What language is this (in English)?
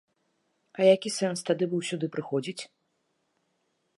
Belarusian